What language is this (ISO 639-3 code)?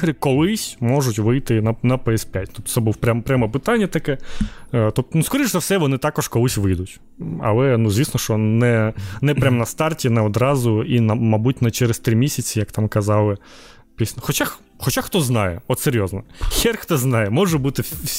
ukr